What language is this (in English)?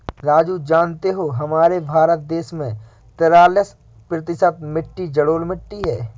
Hindi